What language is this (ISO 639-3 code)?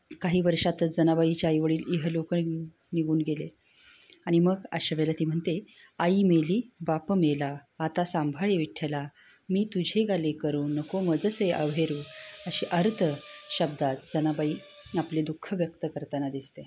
mar